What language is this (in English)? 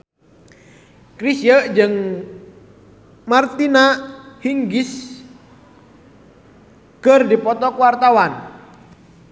Sundanese